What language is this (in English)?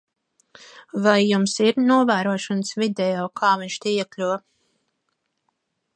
Latvian